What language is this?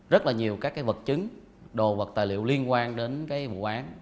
Vietnamese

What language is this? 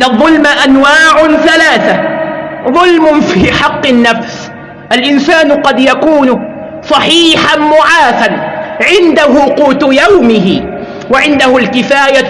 Arabic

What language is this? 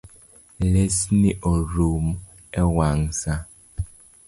Luo (Kenya and Tanzania)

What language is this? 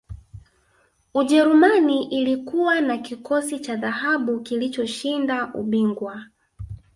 Swahili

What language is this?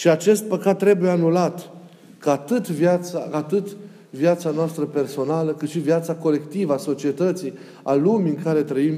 Romanian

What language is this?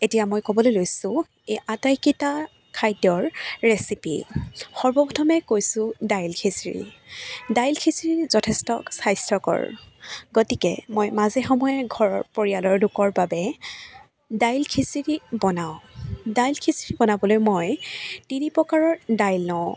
Assamese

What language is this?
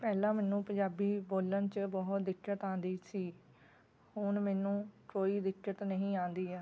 Punjabi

